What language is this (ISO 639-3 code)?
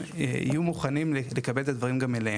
heb